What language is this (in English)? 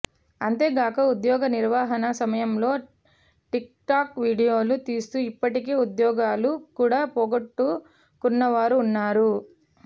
Telugu